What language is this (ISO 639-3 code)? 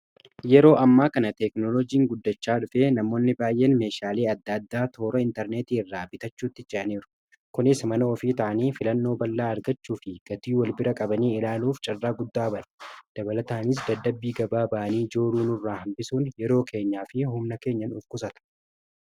orm